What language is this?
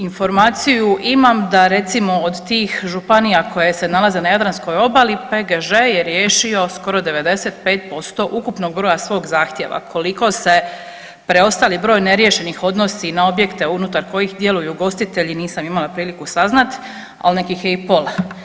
Croatian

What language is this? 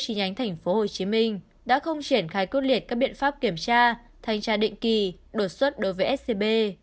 Vietnamese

